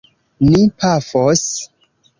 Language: Esperanto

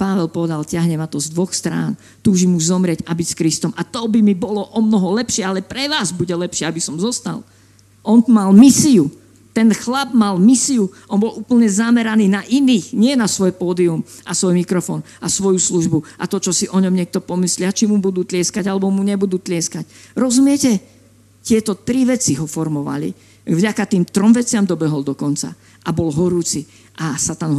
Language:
Slovak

